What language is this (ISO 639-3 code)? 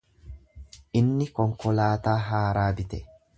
orm